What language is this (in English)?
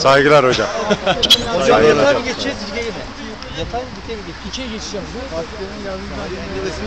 Turkish